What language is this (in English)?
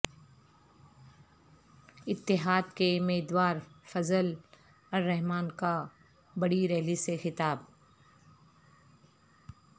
Urdu